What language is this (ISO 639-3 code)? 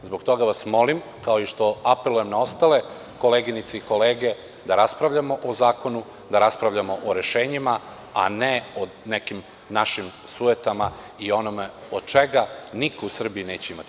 srp